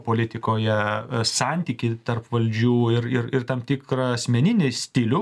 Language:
Lithuanian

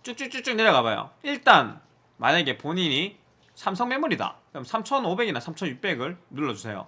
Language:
Korean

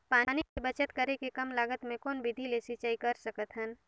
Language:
Chhattisgarhi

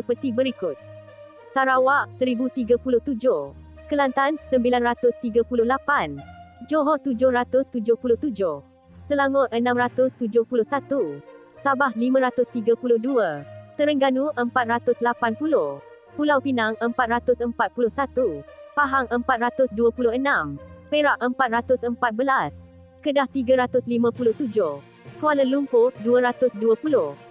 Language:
Malay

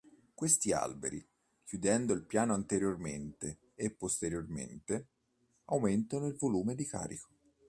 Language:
Italian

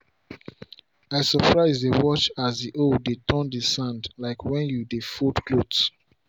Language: Nigerian Pidgin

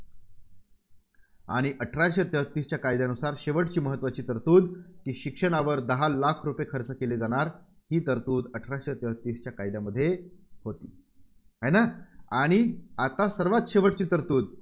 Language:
Marathi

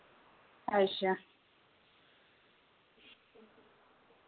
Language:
Dogri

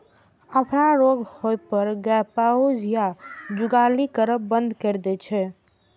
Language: Maithili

